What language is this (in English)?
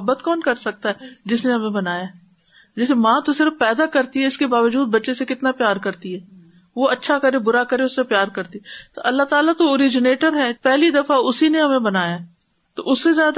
Urdu